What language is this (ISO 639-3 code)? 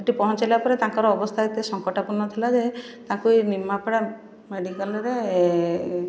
ori